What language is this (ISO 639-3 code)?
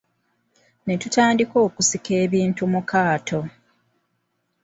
lug